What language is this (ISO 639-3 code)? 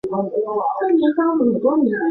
zho